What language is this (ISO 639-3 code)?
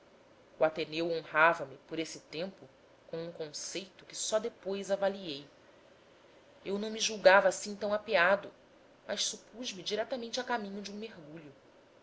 por